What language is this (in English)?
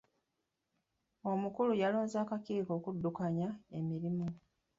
Ganda